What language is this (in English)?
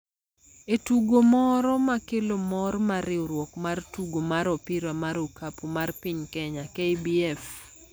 Luo (Kenya and Tanzania)